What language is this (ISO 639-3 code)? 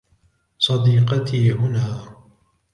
ara